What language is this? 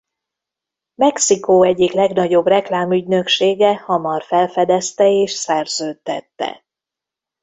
Hungarian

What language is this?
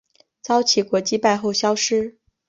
Chinese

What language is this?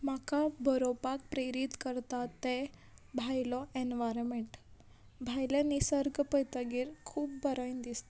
Konkani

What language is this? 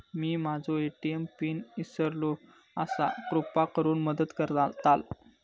Marathi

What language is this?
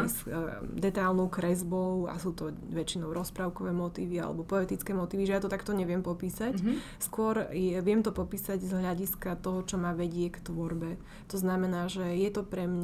Slovak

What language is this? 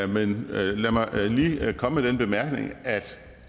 Danish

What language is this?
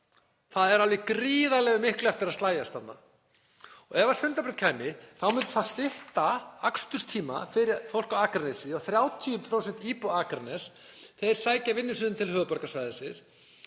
Icelandic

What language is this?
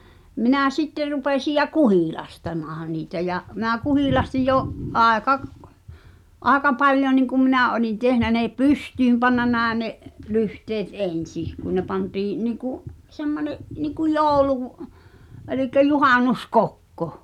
Finnish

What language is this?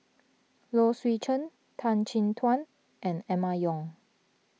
English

